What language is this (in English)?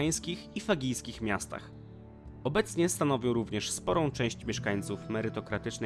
Polish